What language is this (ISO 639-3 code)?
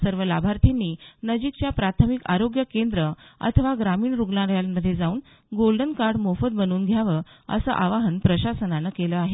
mar